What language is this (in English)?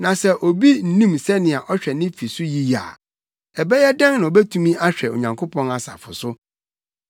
Akan